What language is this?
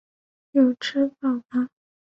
Chinese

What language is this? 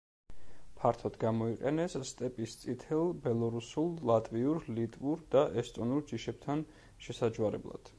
Georgian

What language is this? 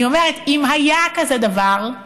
Hebrew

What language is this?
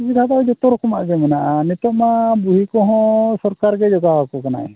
Santali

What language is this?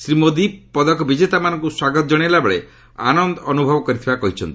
Odia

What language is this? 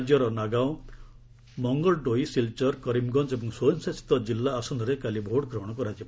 Odia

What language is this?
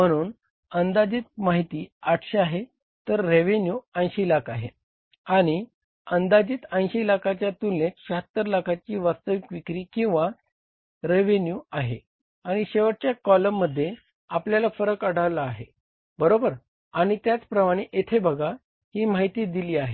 Marathi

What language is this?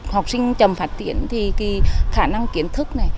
Vietnamese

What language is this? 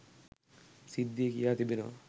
Sinhala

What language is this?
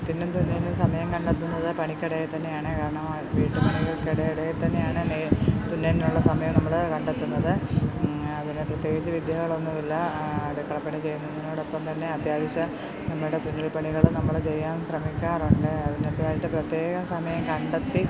Malayalam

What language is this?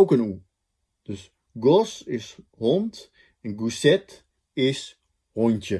Dutch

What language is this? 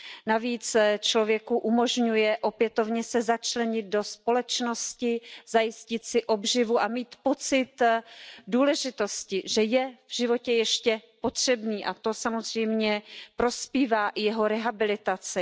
Czech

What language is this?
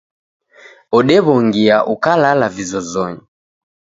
Taita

